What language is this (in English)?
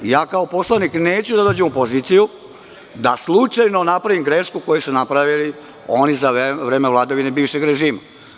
Serbian